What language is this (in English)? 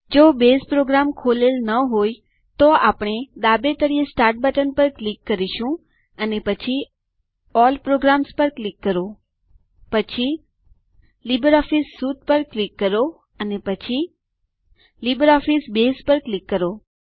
Gujarati